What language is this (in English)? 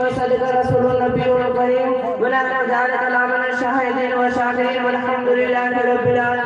Hindi